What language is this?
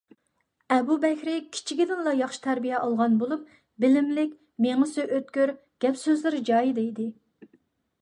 Uyghur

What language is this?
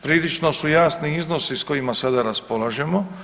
Croatian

